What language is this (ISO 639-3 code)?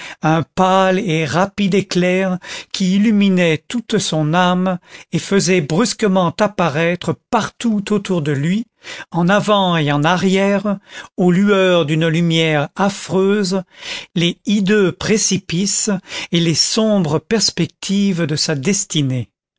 fra